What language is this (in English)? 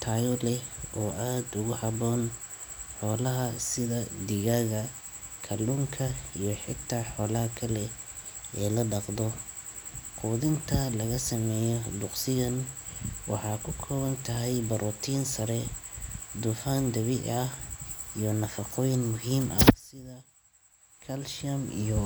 Somali